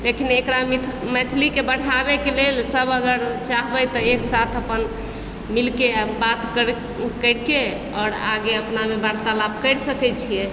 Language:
Maithili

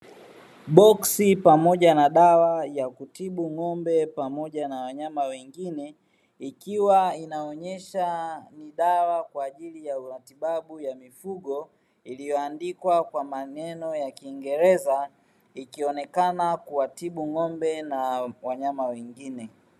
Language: Swahili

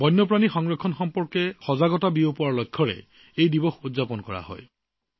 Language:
Assamese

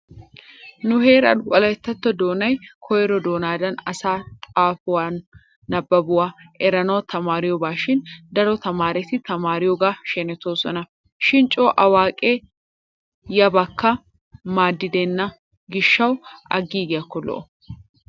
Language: Wolaytta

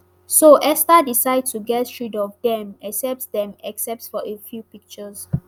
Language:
Nigerian Pidgin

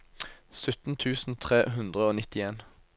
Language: Norwegian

